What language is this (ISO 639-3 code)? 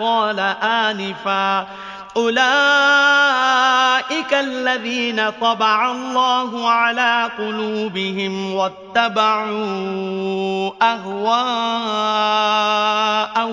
ara